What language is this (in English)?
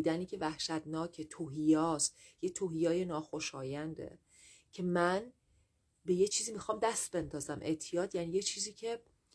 Persian